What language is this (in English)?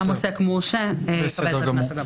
Hebrew